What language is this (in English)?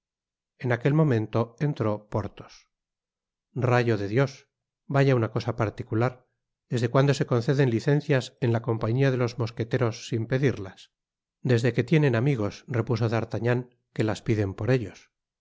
Spanish